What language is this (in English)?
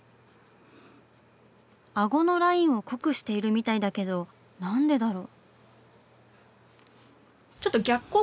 Japanese